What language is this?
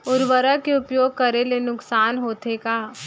Chhattisgarhi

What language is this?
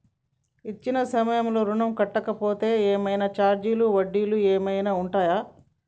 Telugu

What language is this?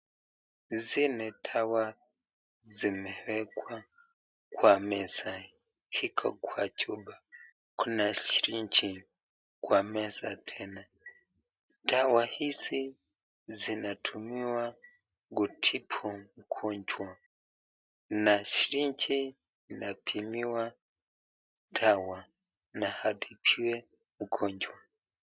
Swahili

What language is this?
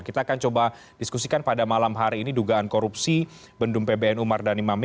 Indonesian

